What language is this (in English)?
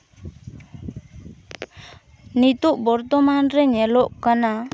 Santali